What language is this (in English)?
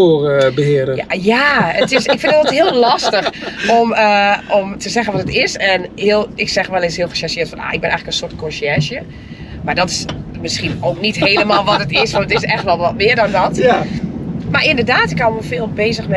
Dutch